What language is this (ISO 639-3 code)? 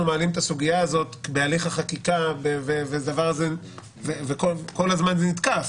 heb